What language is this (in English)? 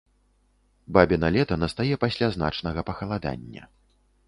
Belarusian